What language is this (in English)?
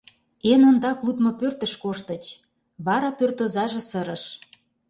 Mari